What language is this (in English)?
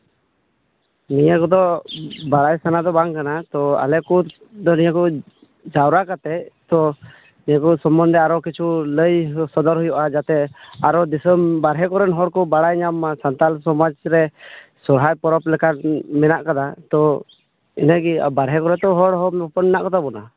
Santali